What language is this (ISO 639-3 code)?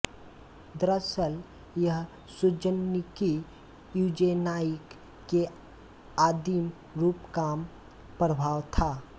hin